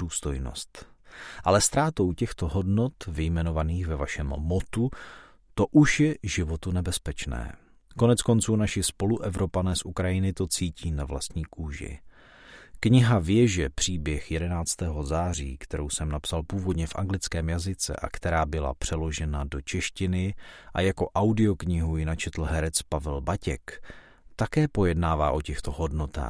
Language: Czech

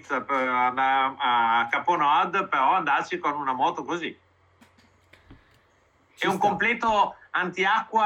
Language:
Italian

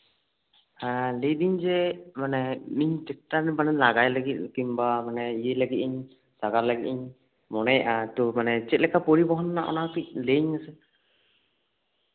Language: Santali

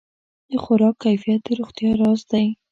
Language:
Pashto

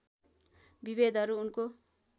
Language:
Nepali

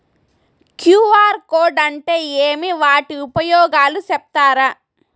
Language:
Telugu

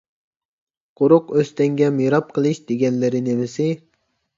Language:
Uyghur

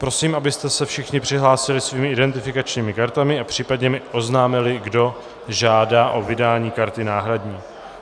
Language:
Czech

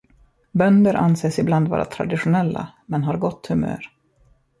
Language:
Swedish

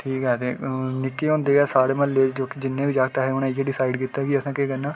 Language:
Dogri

